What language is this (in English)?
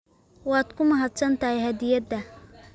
Somali